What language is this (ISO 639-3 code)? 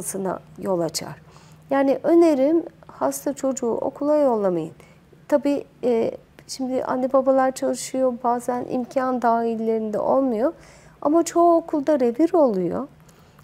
tur